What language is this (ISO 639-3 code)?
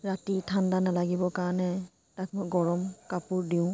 asm